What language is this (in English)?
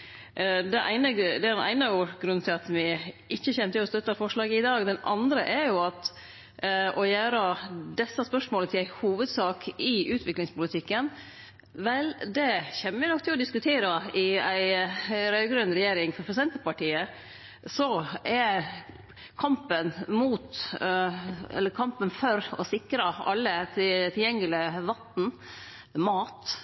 Norwegian Nynorsk